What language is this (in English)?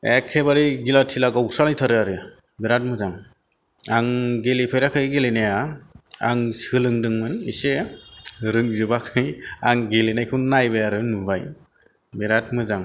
Bodo